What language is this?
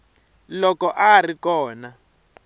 Tsonga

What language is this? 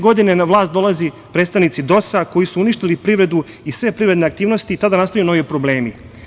Serbian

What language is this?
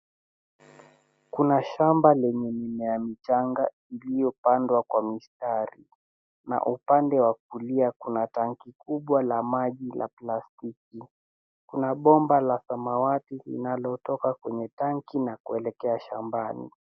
Swahili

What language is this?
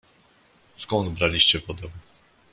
Polish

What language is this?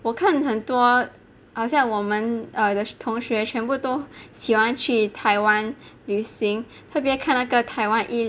English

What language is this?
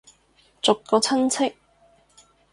Cantonese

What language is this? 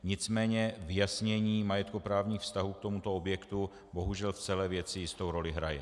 Czech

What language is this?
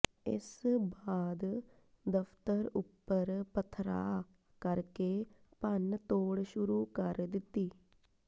Punjabi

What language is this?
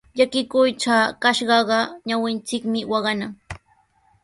Sihuas Ancash Quechua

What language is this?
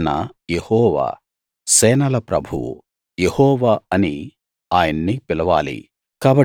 Telugu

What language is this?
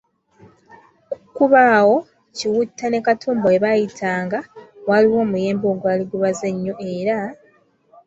Ganda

